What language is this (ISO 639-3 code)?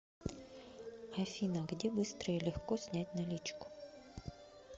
rus